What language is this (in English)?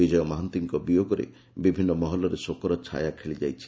Odia